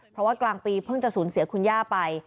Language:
Thai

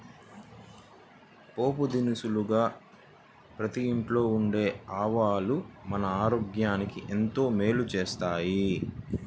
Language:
Telugu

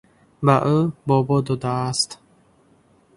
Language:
Tajik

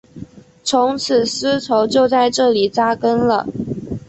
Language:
Chinese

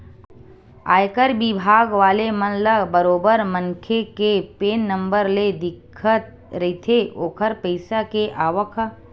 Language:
Chhattisgarhi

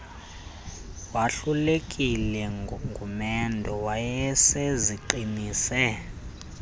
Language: Xhosa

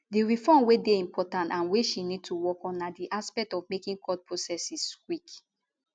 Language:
Nigerian Pidgin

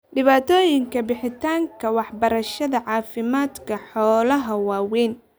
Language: Somali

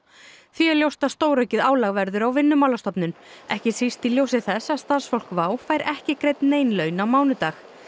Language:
Icelandic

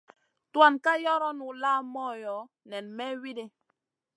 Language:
Masana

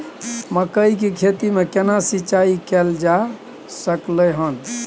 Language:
Maithili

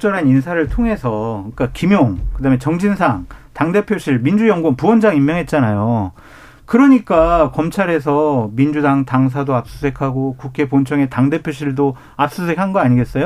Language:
Korean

